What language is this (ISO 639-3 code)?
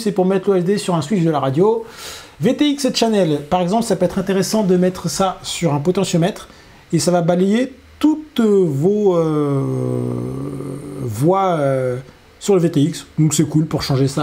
fra